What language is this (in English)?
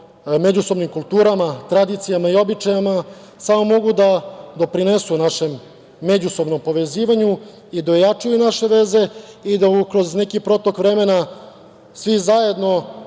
Serbian